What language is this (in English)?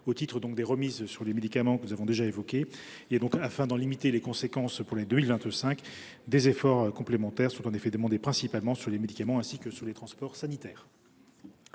French